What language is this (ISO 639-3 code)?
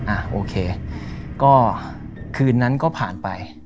tha